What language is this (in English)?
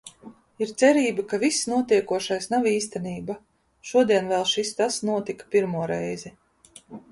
Latvian